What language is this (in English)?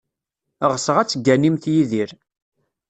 Kabyle